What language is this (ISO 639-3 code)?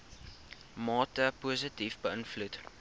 afr